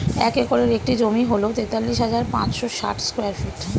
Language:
Bangla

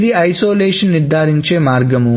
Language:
Telugu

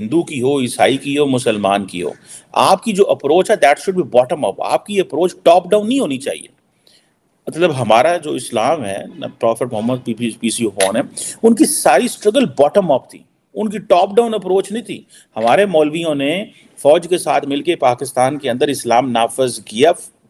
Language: Hindi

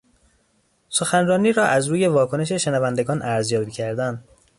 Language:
Persian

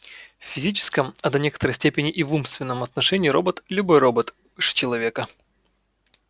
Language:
Russian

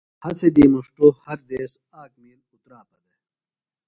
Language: Phalura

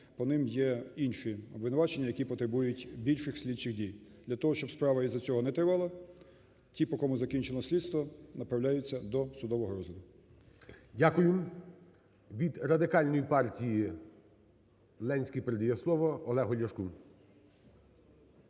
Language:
Ukrainian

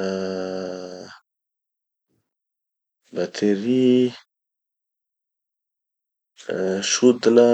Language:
Tanosy Malagasy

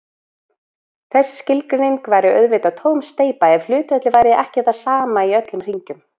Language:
Icelandic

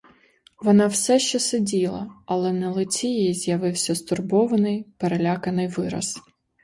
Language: Ukrainian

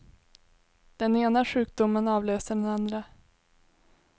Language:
Swedish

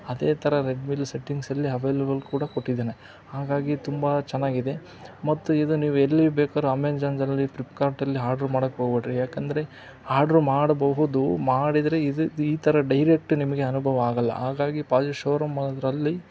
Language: Kannada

